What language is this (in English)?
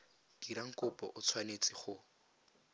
Tswana